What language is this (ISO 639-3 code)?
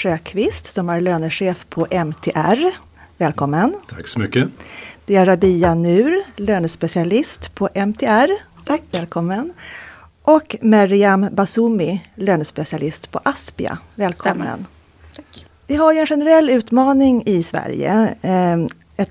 swe